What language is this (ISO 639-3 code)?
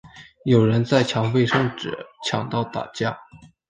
zho